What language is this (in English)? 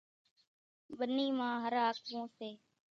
Kachi Koli